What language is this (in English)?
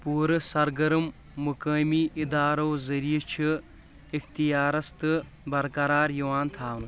Kashmiri